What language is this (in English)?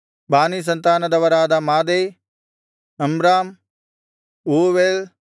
Kannada